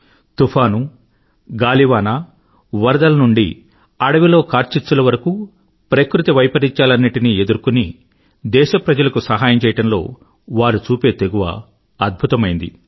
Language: Telugu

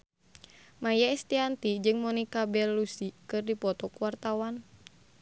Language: Sundanese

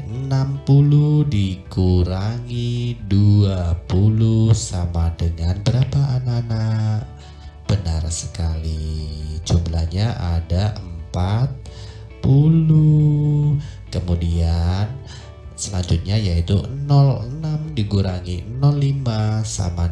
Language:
Indonesian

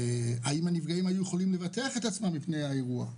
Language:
Hebrew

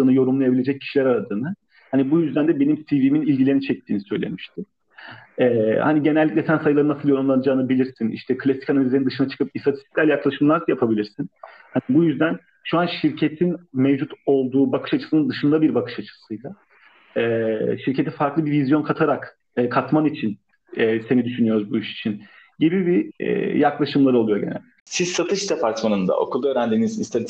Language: Turkish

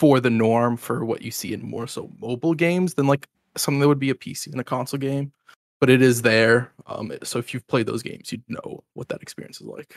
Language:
English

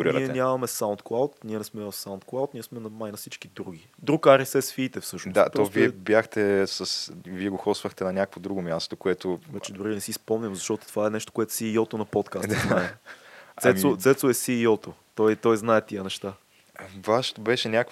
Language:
Bulgarian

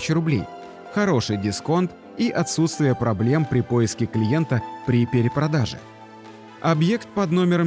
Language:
Russian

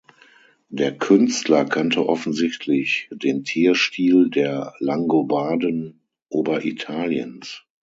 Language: German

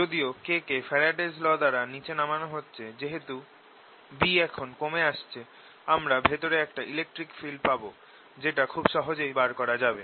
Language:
Bangla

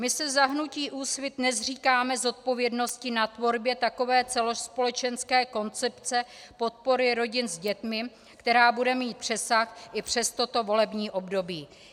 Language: Czech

